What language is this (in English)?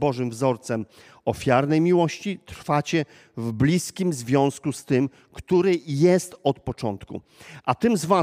Polish